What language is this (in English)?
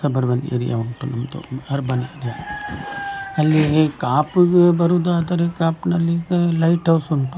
Kannada